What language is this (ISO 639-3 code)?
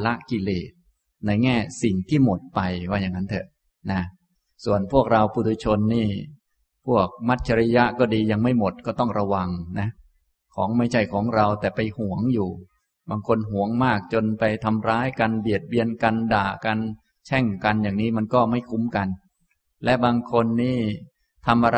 tha